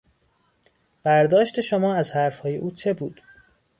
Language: Persian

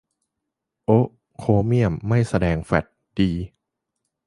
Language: Thai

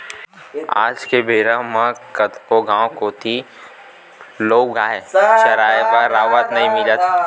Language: Chhattisgarhi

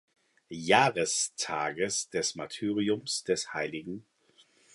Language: German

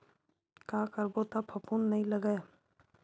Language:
Chhattisgarhi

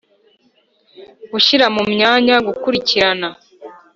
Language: Kinyarwanda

